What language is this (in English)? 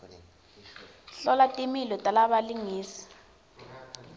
Swati